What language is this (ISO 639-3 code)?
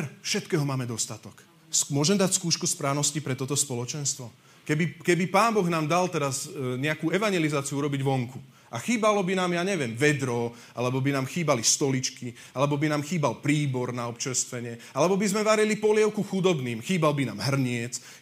slk